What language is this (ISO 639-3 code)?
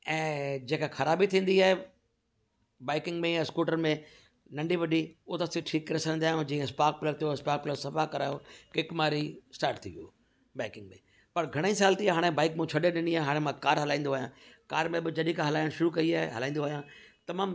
snd